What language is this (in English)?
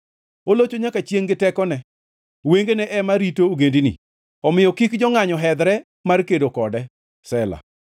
Luo (Kenya and Tanzania)